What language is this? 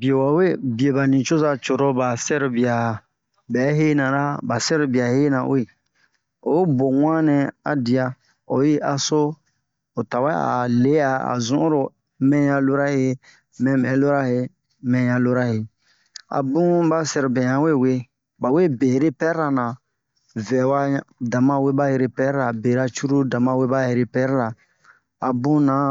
Bomu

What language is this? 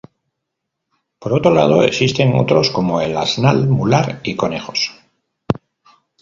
Spanish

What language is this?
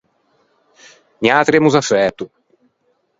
Ligurian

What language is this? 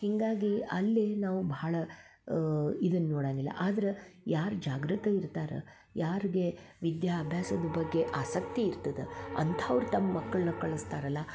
Kannada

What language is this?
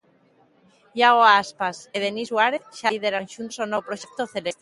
Galician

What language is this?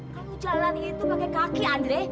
Indonesian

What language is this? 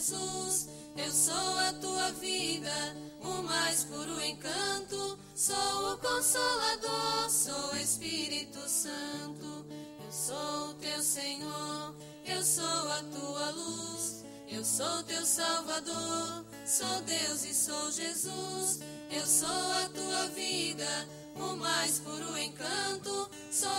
Portuguese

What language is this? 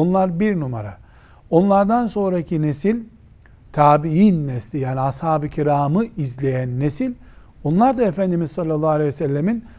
Turkish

